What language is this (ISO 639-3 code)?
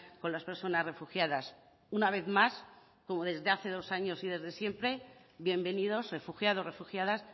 spa